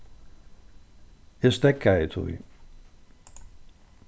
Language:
Faroese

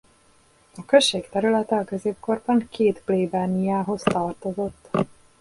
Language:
Hungarian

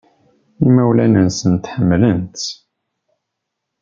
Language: Kabyle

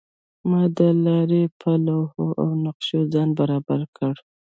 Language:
Pashto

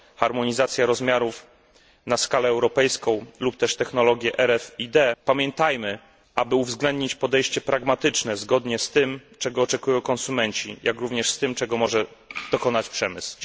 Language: Polish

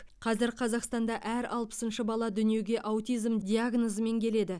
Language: Kazakh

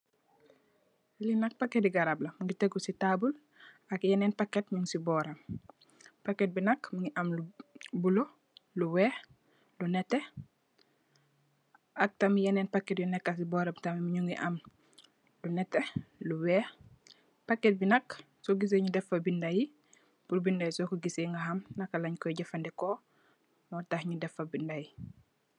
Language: Wolof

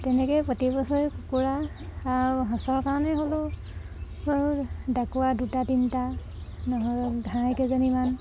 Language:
Assamese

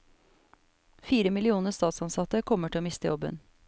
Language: Norwegian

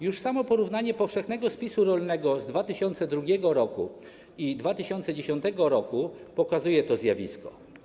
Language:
Polish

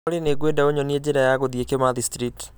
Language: Kikuyu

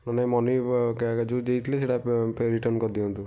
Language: Odia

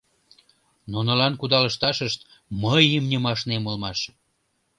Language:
Mari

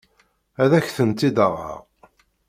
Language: Kabyle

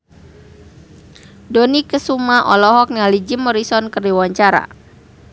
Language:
Sundanese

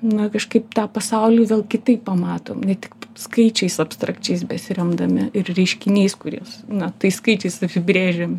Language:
Lithuanian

